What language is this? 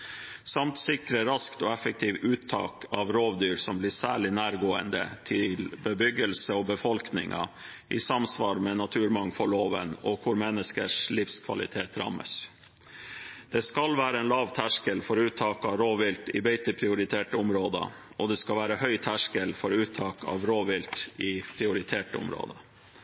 Norwegian Bokmål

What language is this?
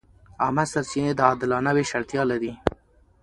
Pashto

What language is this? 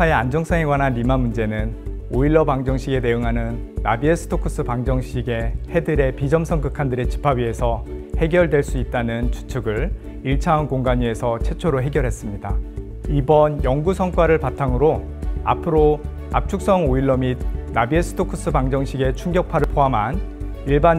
Korean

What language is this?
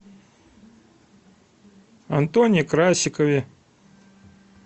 Russian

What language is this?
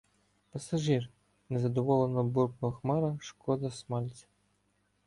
Ukrainian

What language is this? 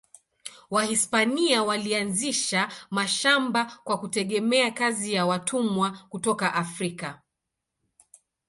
Swahili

